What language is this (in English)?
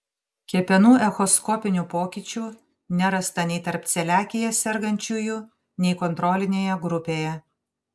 Lithuanian